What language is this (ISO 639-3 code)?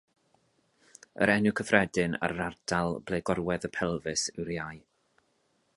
cym